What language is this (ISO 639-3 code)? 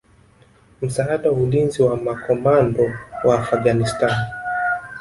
swa